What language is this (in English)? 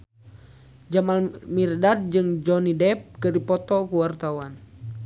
Sundanese